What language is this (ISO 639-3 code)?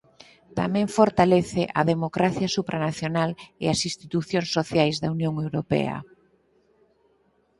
glg